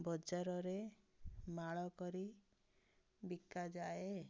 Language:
Odia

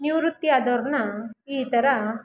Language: Kannada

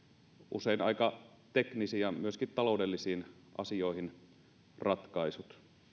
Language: Finnish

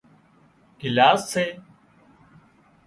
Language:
Wadiyara Koli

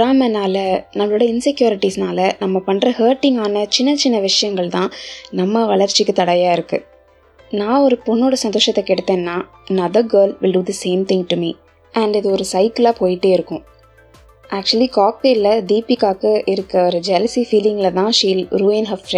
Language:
Tamil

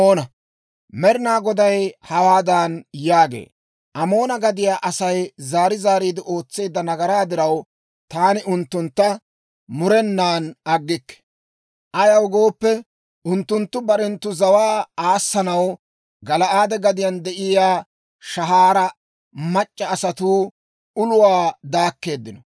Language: Dawro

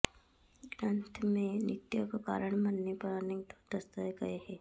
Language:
Sanskrit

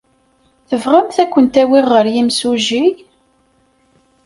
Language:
Kabyle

